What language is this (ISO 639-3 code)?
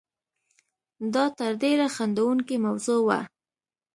pus